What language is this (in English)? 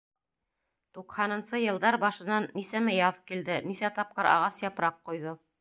Bashkir